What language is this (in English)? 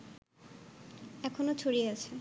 Bangla